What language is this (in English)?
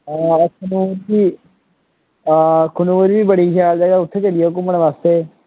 Dogri